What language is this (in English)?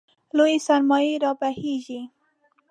Pashto